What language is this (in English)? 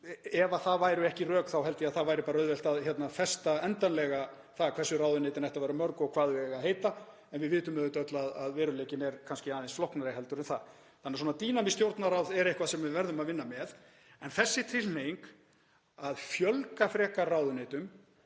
Icelandic